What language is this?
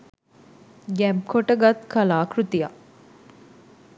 Sinhala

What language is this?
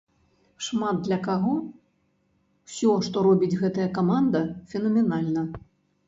Belarusian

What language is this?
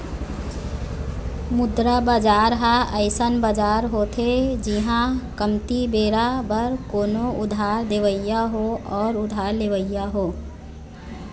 Chhattisgarhi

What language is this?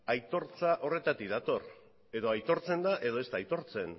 Basque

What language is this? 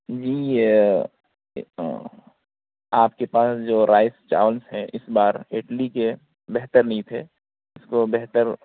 Urdu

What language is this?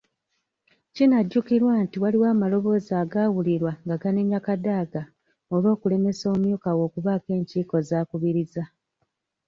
Ganda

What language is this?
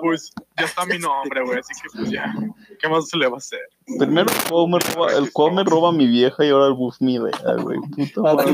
Spanish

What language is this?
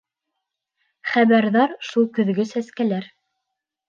Bashkir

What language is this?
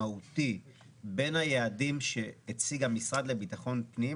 Hebrew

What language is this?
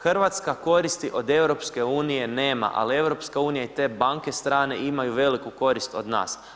Croatian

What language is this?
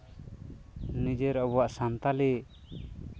Santali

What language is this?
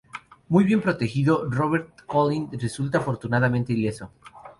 Spanish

